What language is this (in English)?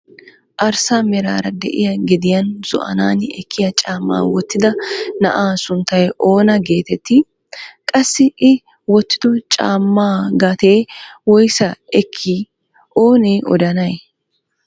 Wolaytta